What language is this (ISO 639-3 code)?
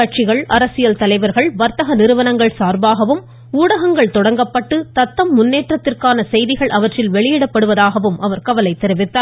tam